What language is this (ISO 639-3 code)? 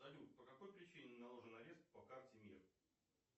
rus